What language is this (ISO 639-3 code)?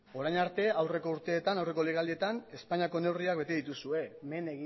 eus